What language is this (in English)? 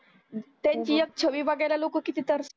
Marathi